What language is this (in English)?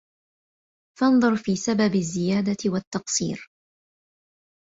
Arabic